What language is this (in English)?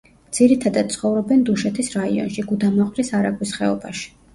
Georgian